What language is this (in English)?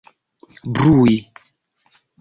Esperanto